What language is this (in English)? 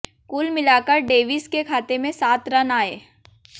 Hindi